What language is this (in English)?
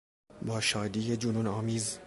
Persian